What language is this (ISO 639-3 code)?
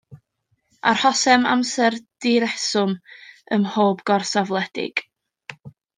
cym